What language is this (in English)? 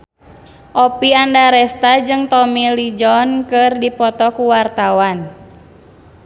Sundanese